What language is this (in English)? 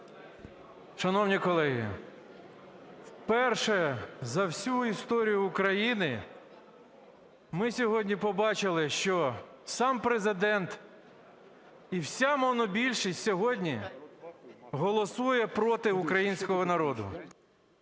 Ukrainian